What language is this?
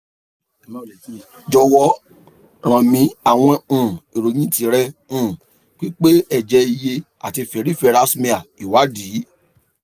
Yoruba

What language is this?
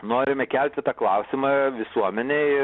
Lithuanian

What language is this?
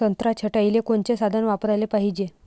Marathi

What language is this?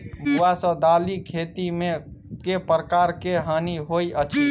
Maithili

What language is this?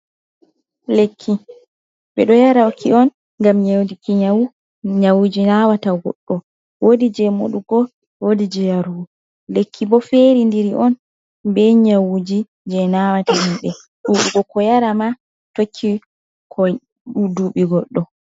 Fula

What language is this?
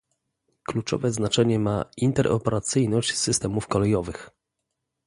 Polish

